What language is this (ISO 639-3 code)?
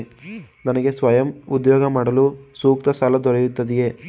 kan